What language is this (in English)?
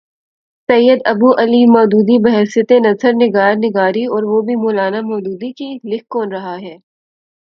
Urdu